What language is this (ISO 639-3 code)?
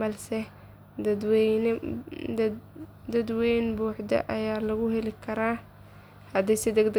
som